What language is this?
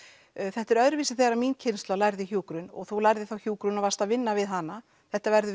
Icelandic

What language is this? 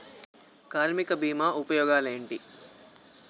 Telugu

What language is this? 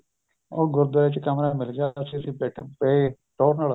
Punjabi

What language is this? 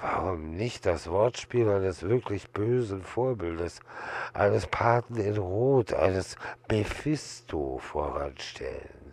German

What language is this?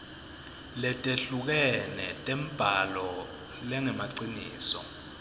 Swati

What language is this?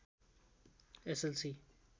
Nepali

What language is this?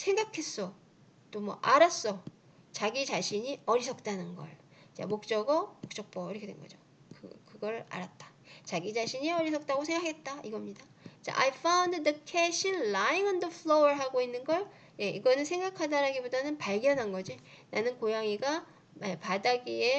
Korean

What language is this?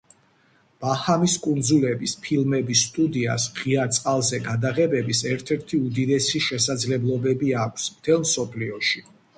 Georgian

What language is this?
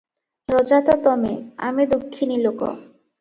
Odia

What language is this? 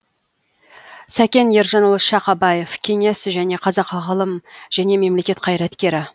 Kazakh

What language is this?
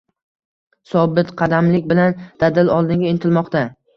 Uzbek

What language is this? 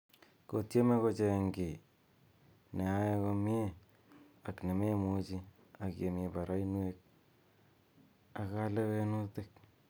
Kalenjin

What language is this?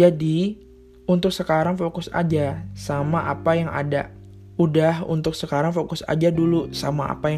Indonesian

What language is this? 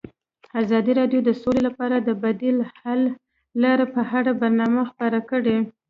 Pashto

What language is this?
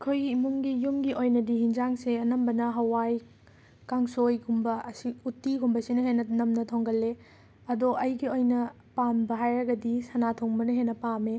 Manipuri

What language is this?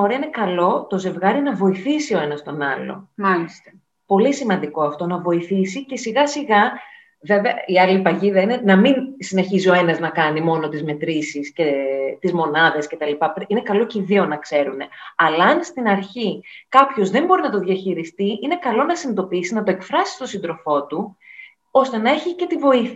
Greek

